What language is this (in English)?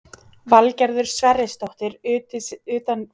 Icelandic